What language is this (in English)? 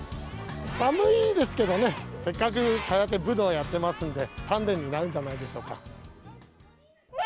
Japanese